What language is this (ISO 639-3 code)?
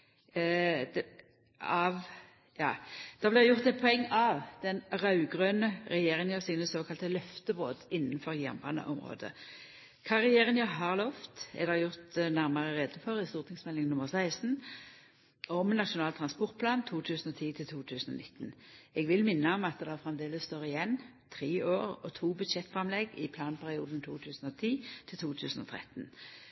nno